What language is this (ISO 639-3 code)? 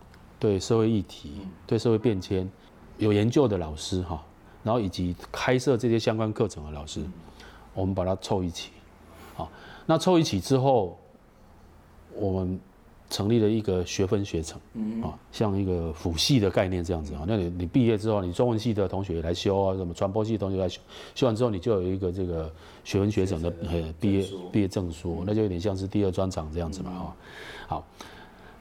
zho